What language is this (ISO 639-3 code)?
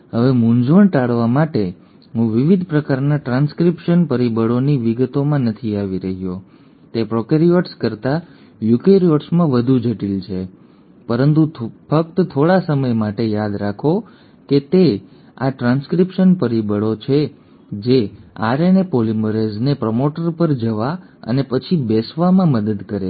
guj